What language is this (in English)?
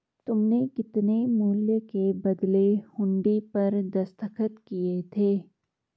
Hindi